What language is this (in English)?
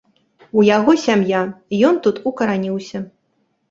Belarusian